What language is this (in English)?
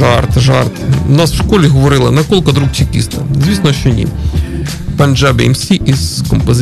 Ukrainian